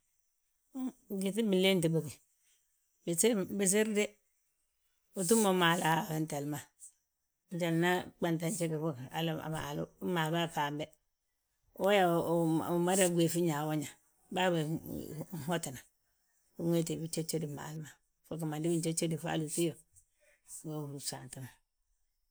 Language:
Balanta-Ganja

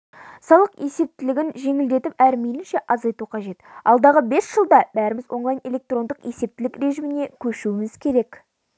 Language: Kazakh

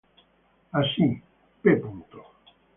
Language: Spanish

